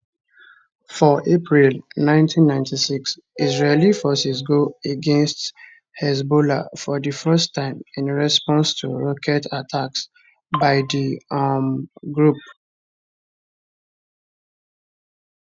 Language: Nigerian Pidgin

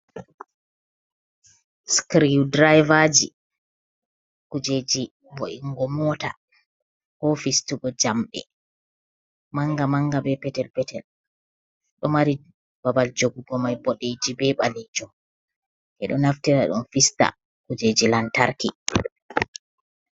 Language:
Fula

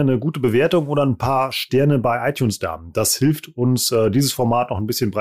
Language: German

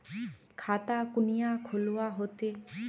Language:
Magahi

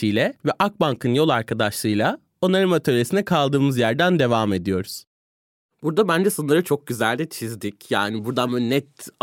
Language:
Turkish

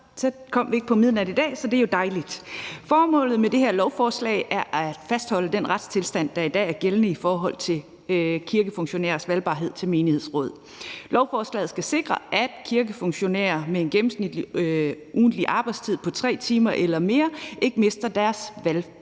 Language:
Danish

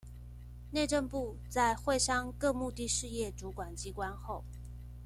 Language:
Chinese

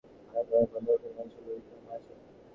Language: Bangla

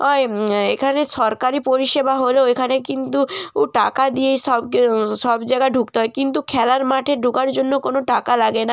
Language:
Bangla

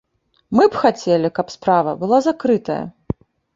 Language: Belarusian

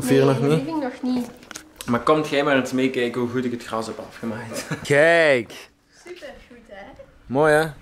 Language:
Dutch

